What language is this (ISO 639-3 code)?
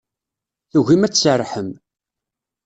kab